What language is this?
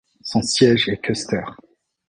French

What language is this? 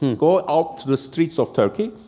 English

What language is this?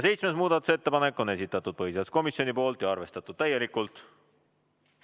Estonian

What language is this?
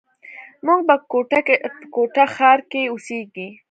Pashto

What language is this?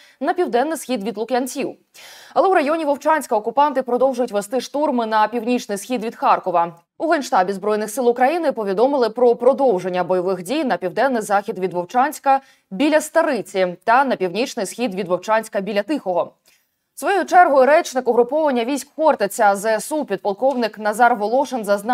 Ukrainian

